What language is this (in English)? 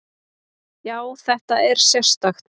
Icelandic